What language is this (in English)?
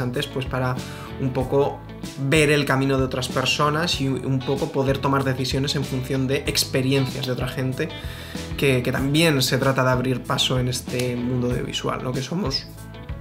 Spanish